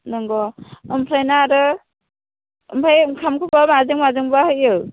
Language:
Bodo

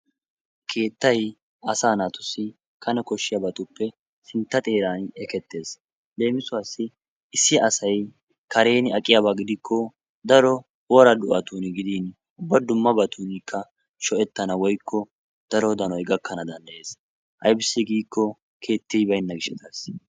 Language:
Wolaytta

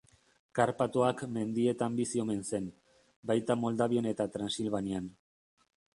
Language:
Basque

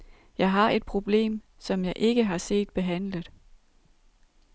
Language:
Danish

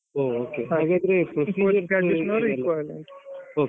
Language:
Kannada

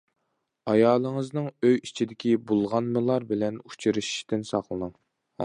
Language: Uyghur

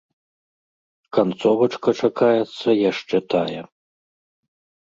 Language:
Belarusian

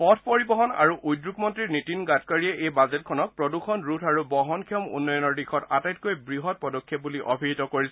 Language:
Assamese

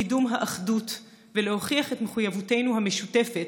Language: Hebrew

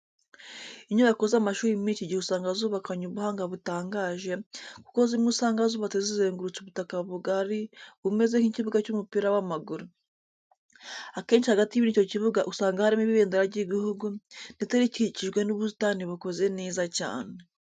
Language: Kinyarwanda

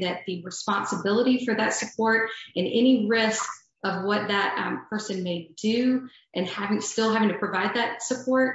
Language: English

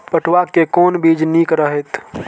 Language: Maithili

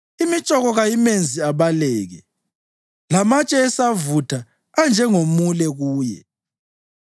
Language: North Ndebele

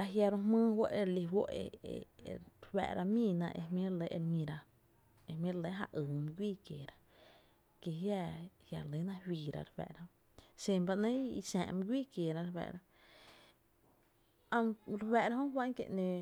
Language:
Tepinapa Chinantec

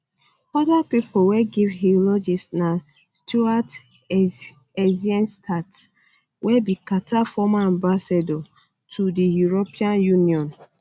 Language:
Nigerian Pidgin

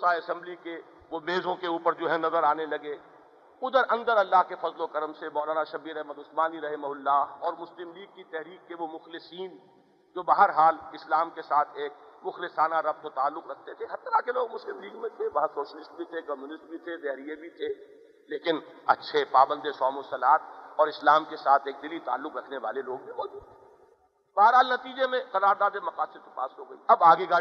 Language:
Urdu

